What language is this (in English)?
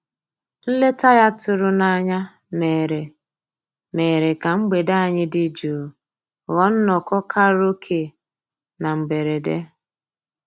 Igbo